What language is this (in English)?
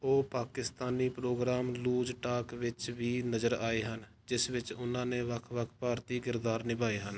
Punjabi